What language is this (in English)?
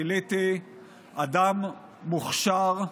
Hebrew